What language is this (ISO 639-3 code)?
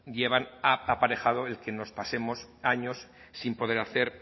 spa